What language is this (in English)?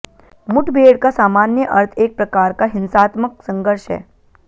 Hindi